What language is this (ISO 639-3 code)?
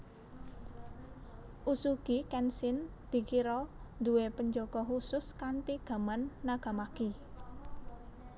jav